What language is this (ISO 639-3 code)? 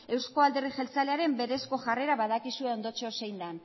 eus